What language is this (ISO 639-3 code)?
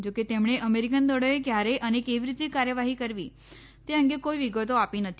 guj